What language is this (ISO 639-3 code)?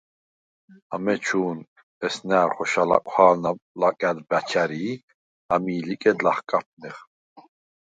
sva